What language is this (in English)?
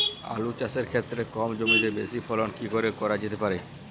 Bangla